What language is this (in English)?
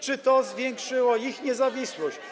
Polish